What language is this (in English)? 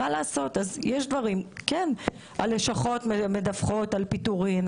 Hebrew